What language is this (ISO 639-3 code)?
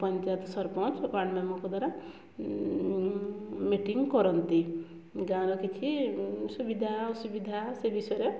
ori